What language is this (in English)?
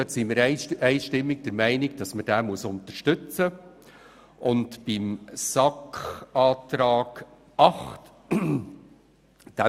Swiss German